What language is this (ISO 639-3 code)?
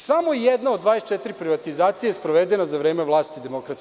srp